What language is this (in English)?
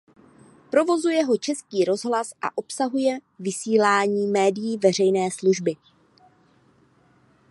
Czech